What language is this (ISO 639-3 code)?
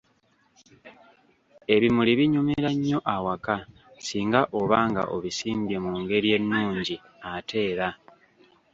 lug